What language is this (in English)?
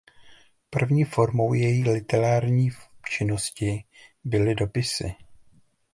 Czech